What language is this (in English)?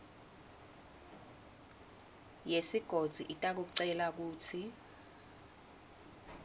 Swati